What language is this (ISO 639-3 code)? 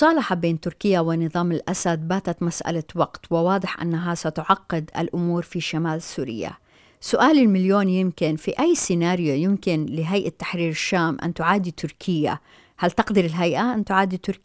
ara